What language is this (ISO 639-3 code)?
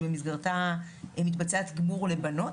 heb